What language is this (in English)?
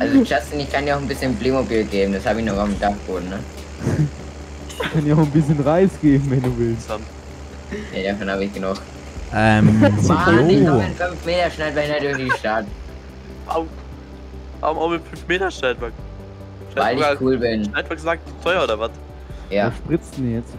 German